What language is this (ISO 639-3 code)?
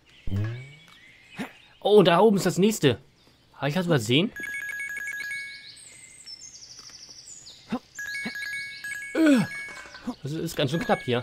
deu